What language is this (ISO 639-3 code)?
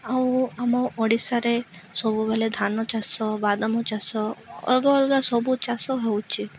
ori